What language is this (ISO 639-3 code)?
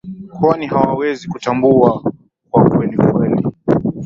swa